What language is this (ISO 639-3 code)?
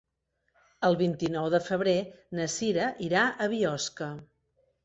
cat